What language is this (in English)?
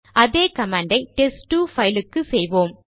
Tamil